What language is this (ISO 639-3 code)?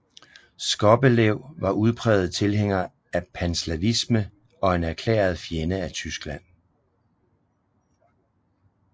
dan